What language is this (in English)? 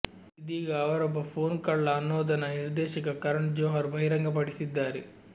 Kannada